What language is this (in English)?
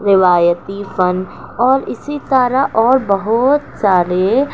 Urdu